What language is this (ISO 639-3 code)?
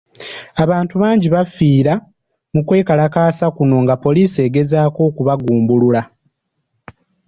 lug